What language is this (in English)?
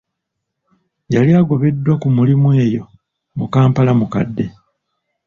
Ganda